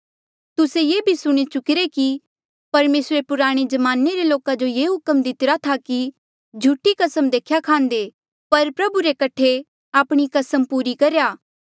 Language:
Mandeali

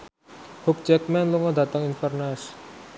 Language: Javanese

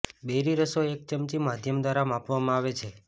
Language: Gujarati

